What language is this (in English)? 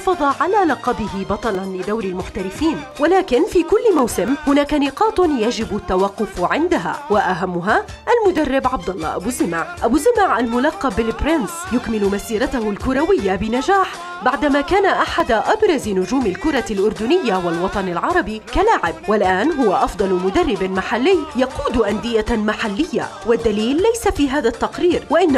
Arabic